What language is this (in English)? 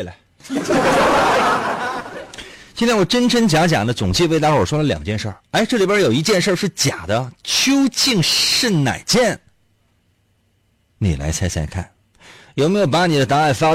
Chinese